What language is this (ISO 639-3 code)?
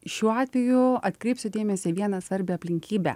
lit